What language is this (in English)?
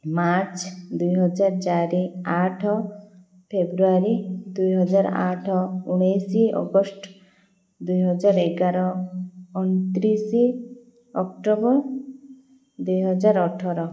Odia